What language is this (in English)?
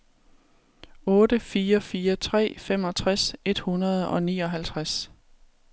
Danish